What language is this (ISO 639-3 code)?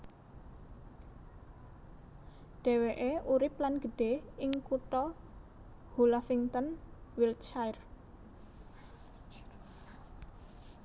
jav